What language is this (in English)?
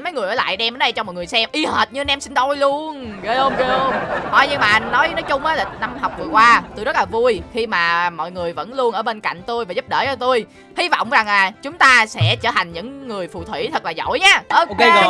Vietnamese